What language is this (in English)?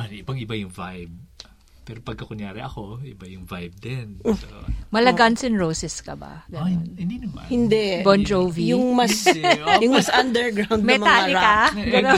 Filipino